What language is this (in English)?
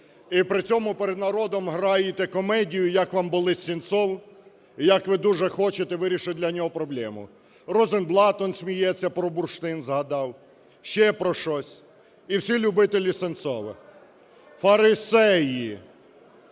Ukrainian